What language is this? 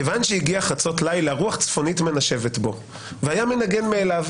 Hebrew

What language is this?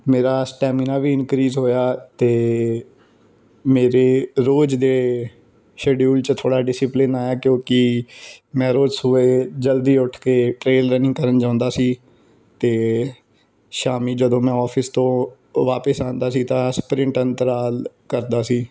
Punjabi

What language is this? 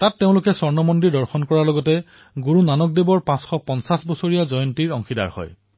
Assamese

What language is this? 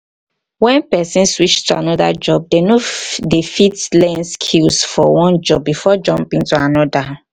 Nigerian Pidgin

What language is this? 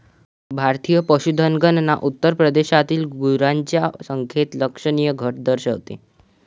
Marathi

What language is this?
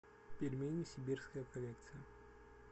Russian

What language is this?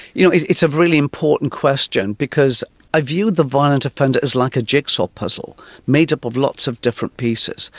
English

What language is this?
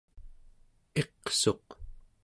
Central Yupik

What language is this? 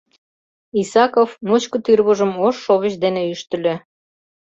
Mari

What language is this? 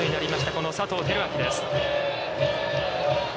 Japanese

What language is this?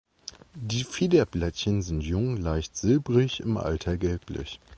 German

